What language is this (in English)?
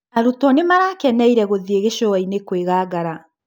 Kikuyu